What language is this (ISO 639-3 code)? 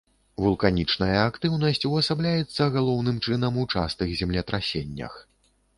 bel